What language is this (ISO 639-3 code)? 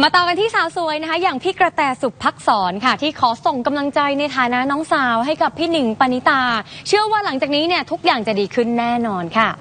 tha